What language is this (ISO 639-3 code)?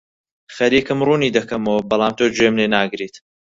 ckb